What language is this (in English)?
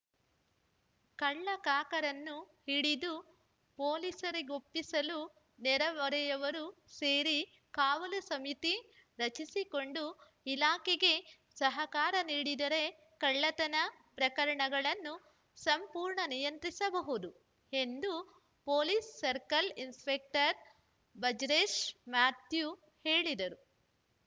Kannada